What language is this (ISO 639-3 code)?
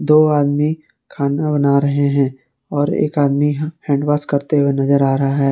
hin